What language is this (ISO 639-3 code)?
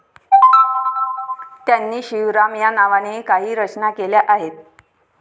mar